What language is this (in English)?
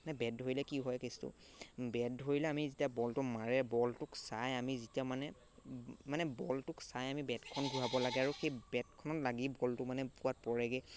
Assamese